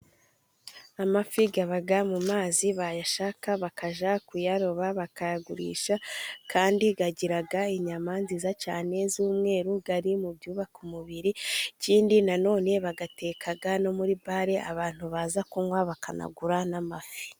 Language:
Kinyarwanda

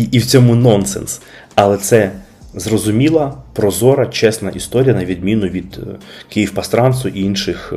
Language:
Ukrainian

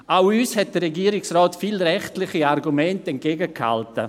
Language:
Swiss German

